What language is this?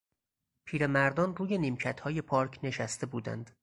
Persian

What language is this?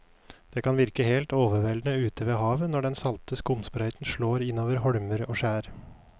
Norwegian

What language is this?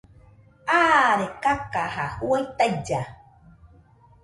Nüpode Huitoto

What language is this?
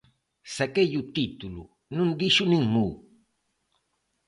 Galician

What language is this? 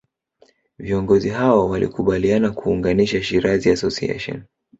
Swahili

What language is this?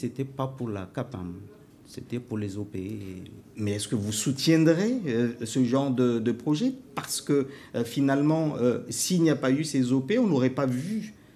French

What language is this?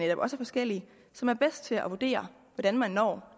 Danish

